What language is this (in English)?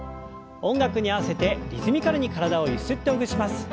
Japanese